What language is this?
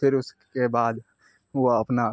Urdu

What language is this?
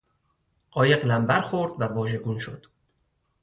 Persian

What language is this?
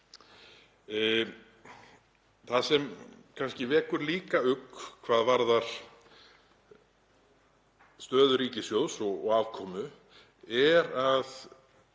Icelandic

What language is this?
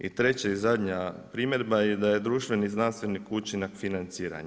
Croatian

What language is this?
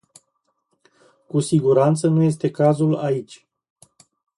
Romanian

